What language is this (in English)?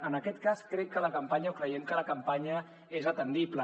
Catalan